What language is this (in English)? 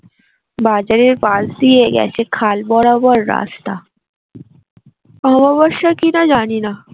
Bangla